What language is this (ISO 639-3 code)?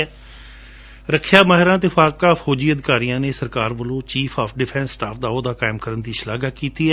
pan